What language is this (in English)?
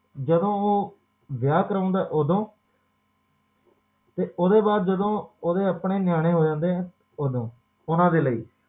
Punjabi